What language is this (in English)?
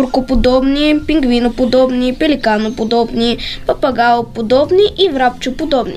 Bulgarian